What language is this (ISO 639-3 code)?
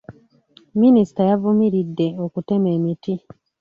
lug